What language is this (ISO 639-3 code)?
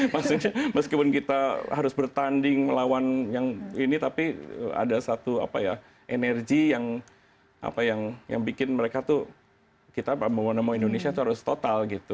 ind